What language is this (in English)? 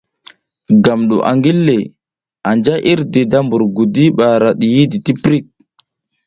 South Giziga